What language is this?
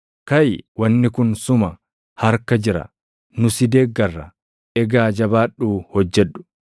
Oromo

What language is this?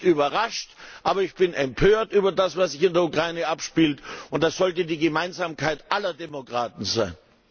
German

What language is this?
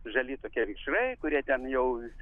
Lithuanian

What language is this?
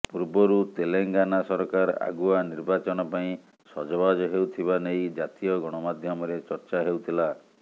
Odia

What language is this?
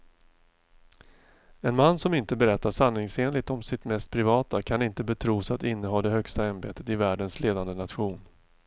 Swedish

